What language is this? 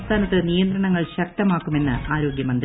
Malayalam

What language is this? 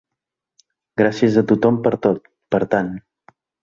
Catalan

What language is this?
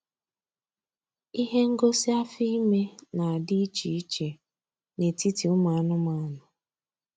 Igbo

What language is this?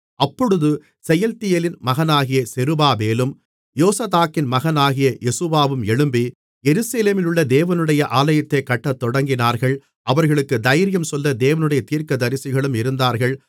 Tamil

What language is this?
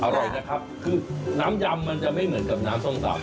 Thai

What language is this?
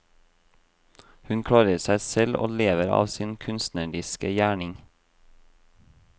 Norwegian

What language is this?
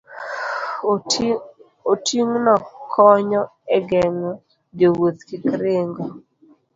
Luo (Kenya and Tanzania)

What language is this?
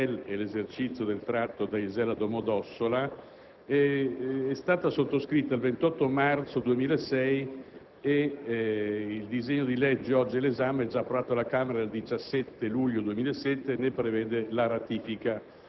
Italian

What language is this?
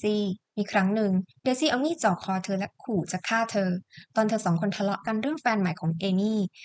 Thai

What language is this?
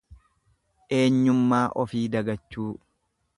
Oromo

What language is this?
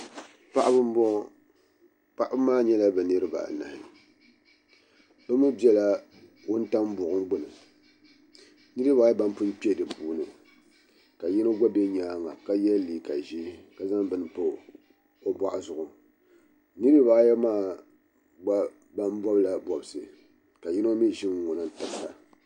Dagbani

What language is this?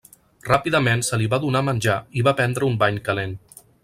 Catalan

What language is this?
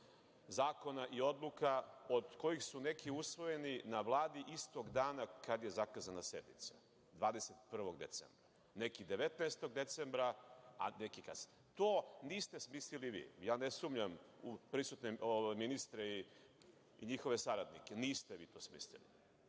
Serbian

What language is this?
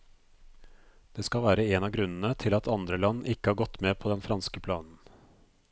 Norwegian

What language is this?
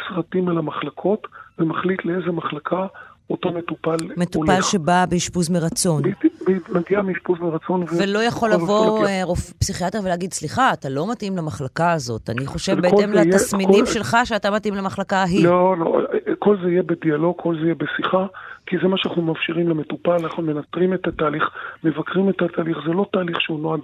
Hebrew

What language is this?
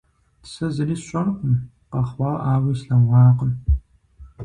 Kabardian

